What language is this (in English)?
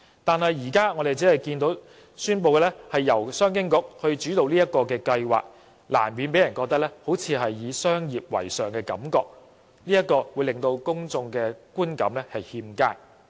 Cantonese